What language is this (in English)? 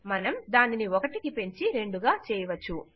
Telugu